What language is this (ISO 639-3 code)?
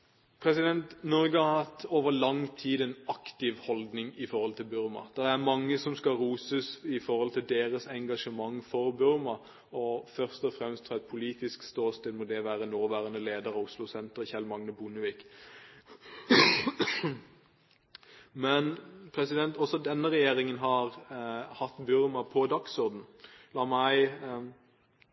nob